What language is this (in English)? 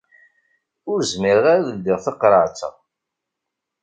Kabyle